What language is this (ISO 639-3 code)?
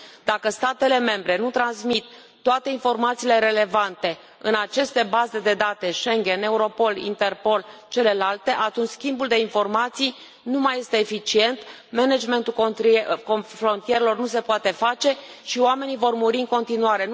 ron